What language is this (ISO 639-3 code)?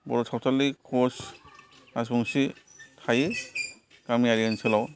brx